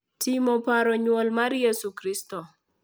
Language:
Luo (Kenya and Tanzania)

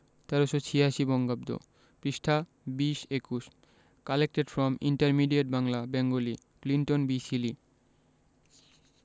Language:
Bangla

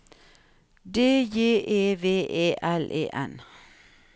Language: Norwegian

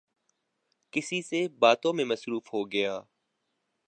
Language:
Urdu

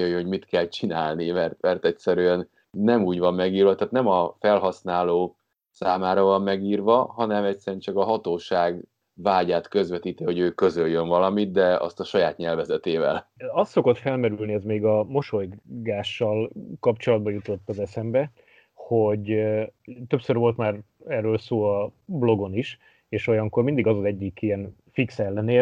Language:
Hungarian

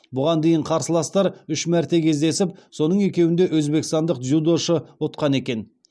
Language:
Kazakh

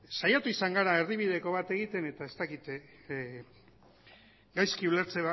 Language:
Basque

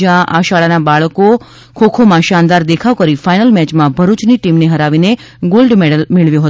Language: Gujarati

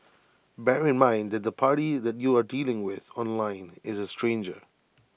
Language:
English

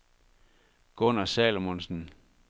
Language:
Danish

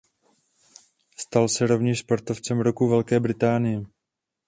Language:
Czech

